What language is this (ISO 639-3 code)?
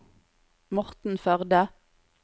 nor